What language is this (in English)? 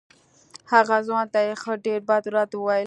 Pashto